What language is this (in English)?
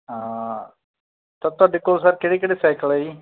Punjabi